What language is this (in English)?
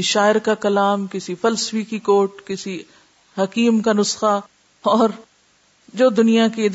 Urdu